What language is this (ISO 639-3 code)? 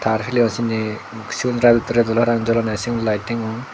ccp